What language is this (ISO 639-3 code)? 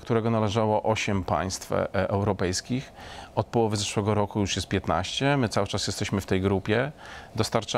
pol